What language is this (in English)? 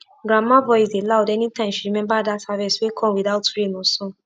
Nigerian Pidgin